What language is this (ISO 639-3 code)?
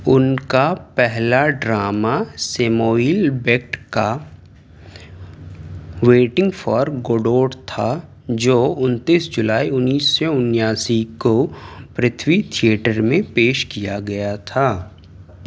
urd